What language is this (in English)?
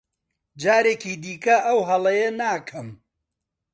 Central Kurdish